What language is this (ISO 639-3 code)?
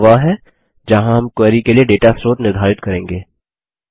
hin